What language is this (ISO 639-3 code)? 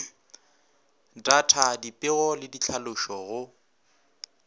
nso